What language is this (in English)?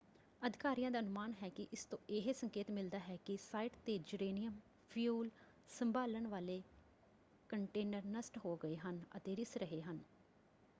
Punjabi